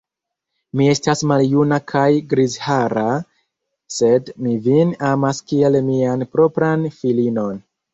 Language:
Esperanto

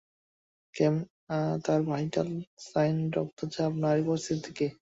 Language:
Bangla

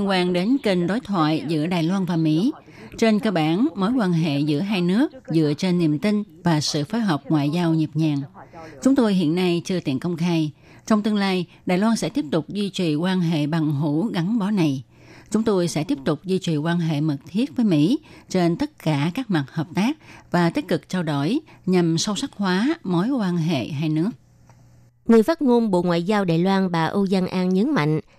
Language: Vietnamese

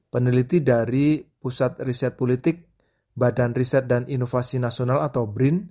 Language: Indonesian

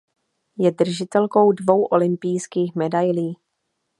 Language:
Czech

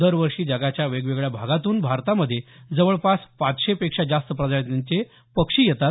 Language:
Marathi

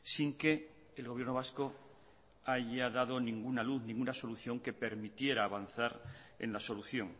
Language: Spanish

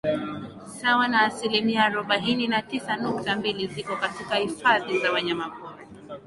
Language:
Swahili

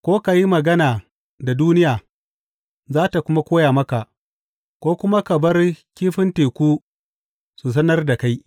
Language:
Hausa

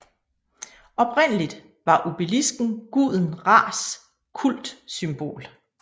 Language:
Danish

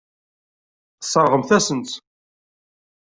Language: Kabyle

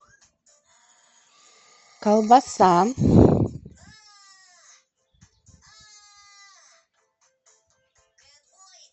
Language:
Russian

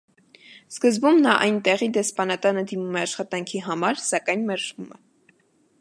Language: Armenian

